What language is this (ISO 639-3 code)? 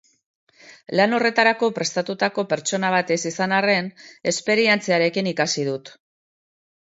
eus